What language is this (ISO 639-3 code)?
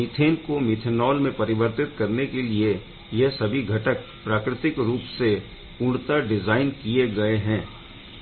hin